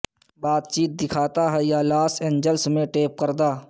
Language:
Urdu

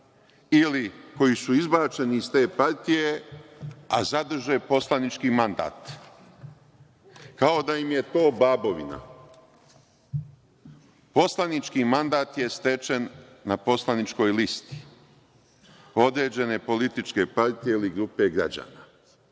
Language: Serbian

